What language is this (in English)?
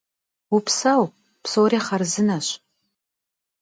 Kabardian